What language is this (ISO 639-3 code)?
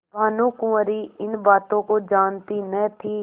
hin